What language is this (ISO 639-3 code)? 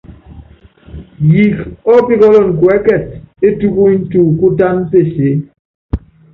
yav